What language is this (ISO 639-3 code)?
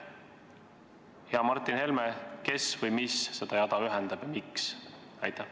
est